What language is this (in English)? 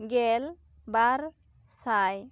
Santali